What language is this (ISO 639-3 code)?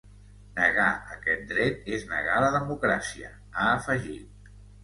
cat